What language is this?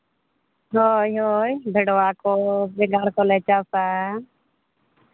Santali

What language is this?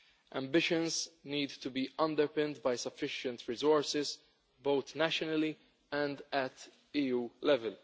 English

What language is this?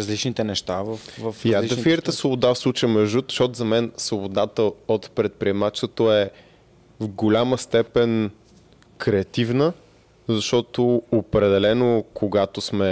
Bulgarian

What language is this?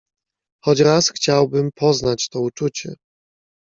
Polish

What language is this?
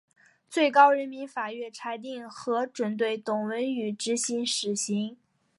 Chinese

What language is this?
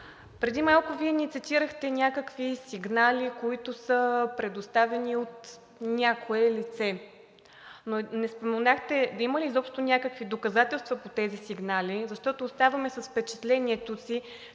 Bulgarian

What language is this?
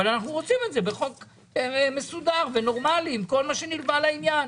Hebrew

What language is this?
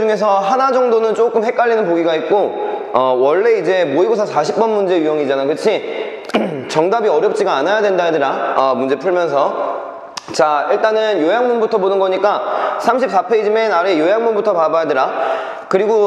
Korean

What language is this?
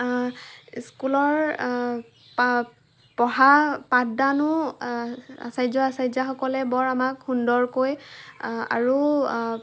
Assamese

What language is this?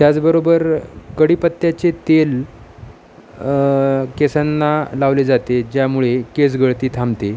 Marathi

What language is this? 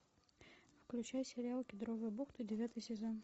Russian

